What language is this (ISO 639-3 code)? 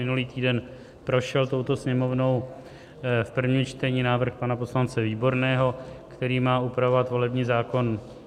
ces